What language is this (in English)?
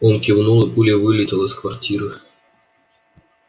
Russian